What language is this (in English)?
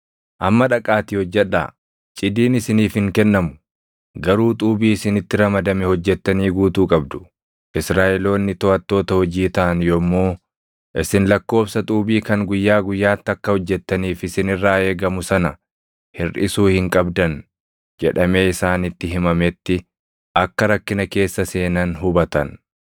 Oromo